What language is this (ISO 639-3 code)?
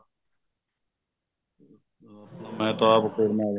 pan